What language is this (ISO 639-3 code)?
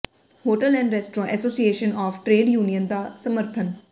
pan